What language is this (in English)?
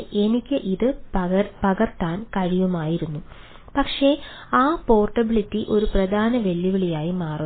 Malayalam